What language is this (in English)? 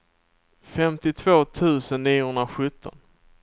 Swedish